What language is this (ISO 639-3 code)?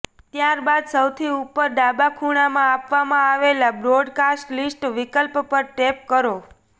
guj